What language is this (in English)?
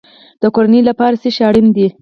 Pashto